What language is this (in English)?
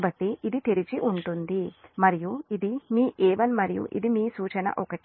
Telugu